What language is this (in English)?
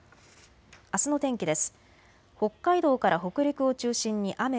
Japanese